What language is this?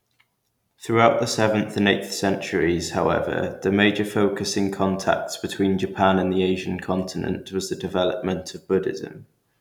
English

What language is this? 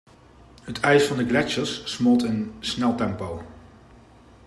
Dutch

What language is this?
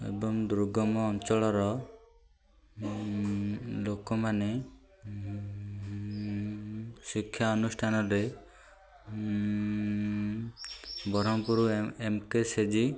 Odia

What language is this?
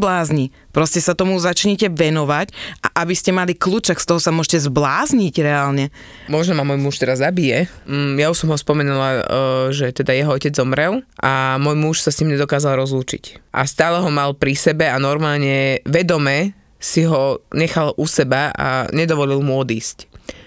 Slovak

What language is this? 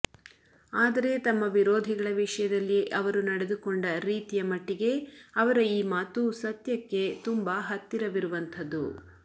Kannada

